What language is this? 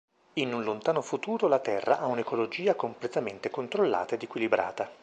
Italian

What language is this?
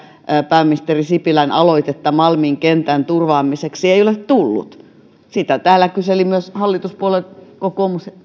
Finnish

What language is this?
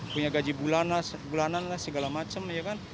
Indonesian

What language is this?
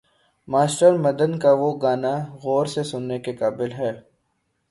Urdu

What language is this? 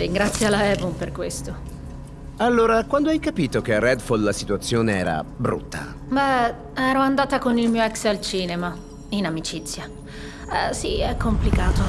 Italian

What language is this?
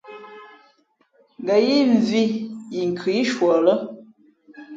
Fe'fe'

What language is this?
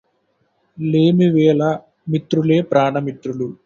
Telugu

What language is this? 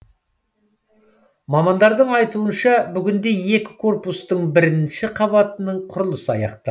Kazakh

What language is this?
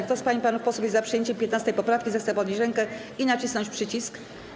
Polish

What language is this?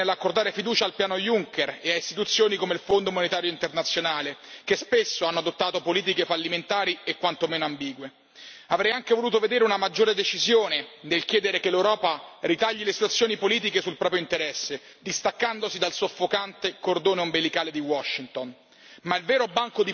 Italian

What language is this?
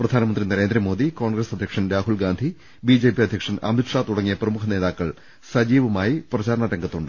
Malayalam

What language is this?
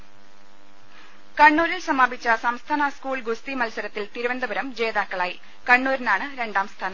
Malayalam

